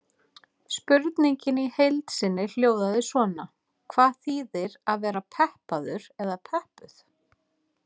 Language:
Icelandic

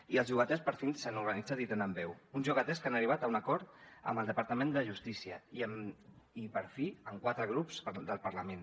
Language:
Catalan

